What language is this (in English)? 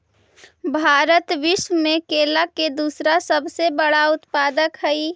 Magahi